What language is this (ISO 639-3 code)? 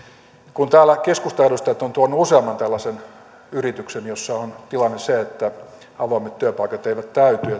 fin